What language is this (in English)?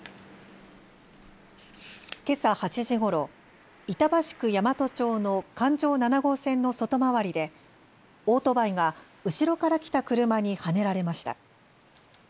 Japanese